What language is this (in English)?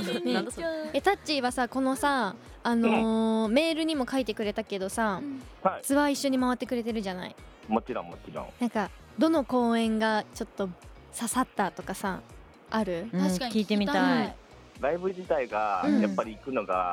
Japanese